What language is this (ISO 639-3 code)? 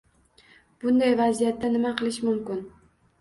uzb